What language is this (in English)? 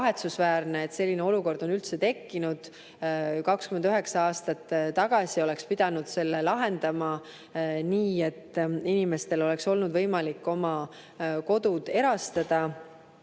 Estonian